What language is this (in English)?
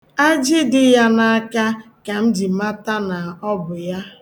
Igbo